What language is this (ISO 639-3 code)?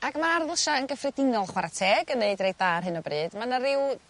cym